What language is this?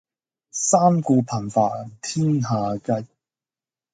Cantonese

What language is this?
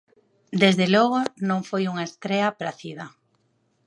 Galician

